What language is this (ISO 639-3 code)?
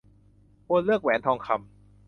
tha